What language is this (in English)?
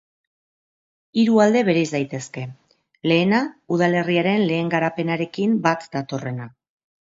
Basque